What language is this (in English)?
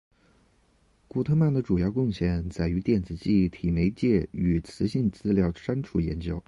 Chinese